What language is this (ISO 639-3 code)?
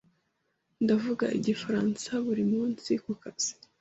kin